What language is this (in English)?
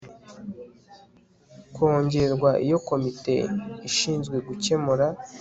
Kinyarwanda